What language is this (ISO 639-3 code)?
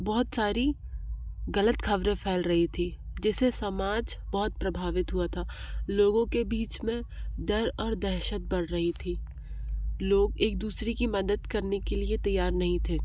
hin